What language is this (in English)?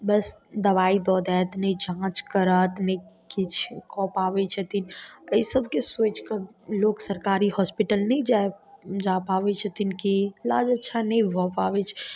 Maithili